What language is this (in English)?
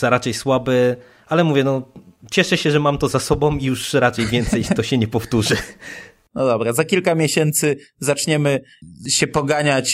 Polish